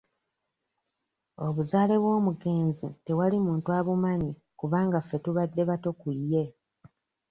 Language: Ganda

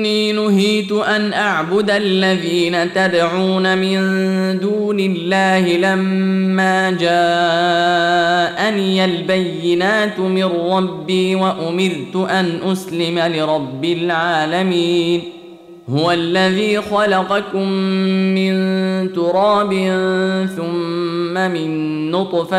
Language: Arabic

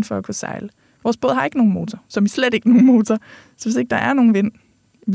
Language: Danish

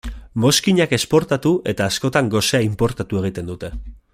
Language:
Basque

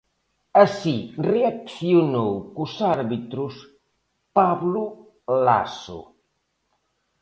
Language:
Galician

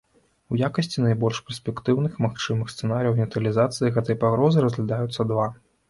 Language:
Belarusian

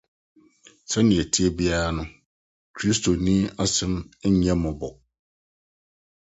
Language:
Akan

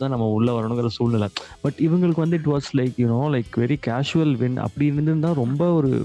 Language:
Tamil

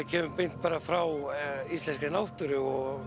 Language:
Icelandic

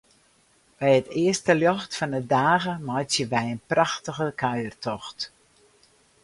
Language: Western Frisian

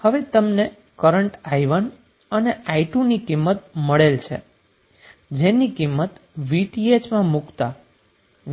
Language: Gujarati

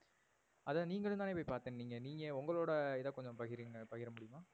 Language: Tamil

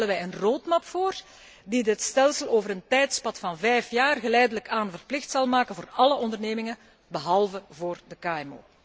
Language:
Dutch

